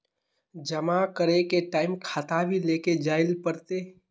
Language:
Magahi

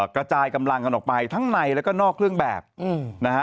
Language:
Thai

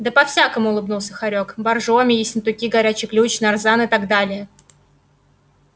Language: Russian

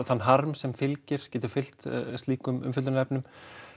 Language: Icelandic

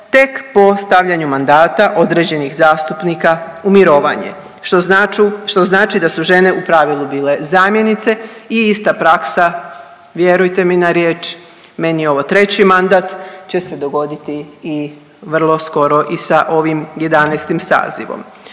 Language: Croatian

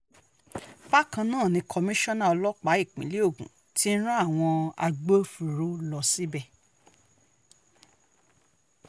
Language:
Yoruba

